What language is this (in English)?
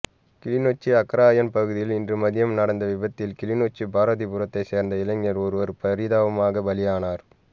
Tamil